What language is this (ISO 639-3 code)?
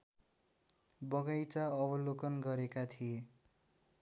nep